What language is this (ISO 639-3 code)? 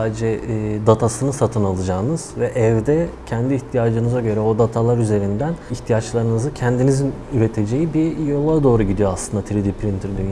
tur